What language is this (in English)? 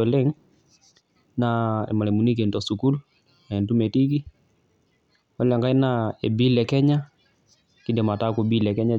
Masai